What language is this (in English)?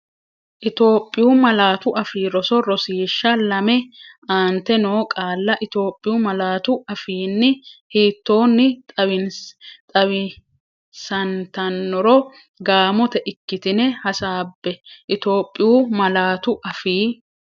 Sidamo